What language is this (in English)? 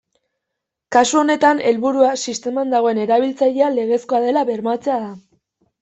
Basque